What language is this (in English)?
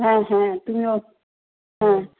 Bangla